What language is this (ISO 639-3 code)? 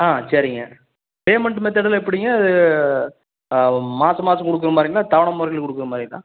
tam